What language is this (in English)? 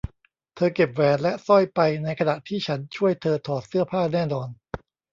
Thai